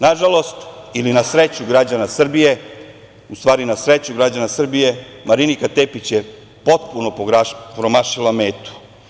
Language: Serbian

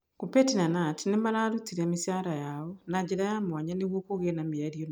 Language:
Kikuyu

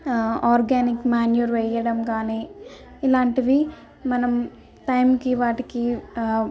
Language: Telugu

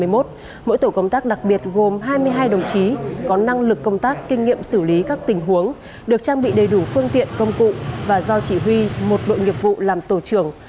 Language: Vietnamese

